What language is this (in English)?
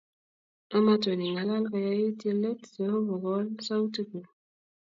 Kalenjin